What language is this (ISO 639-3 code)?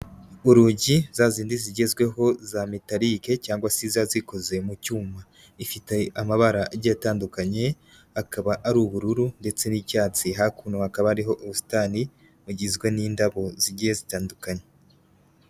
kin